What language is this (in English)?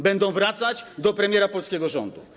Polish